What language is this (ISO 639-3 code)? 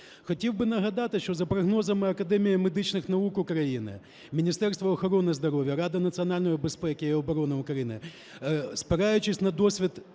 ukr